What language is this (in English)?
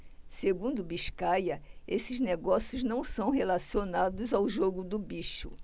Portuguese